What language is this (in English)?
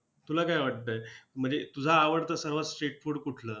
Marathi